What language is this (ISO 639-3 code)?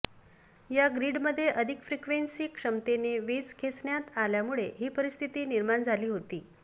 mar